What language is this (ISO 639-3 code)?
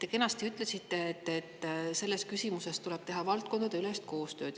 est